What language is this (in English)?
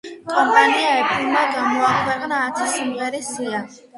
Georgian